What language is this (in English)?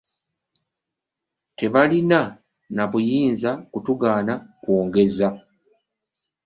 Ganda